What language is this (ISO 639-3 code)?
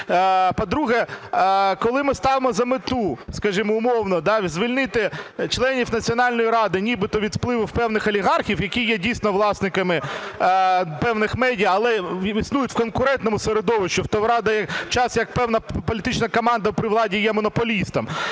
ukr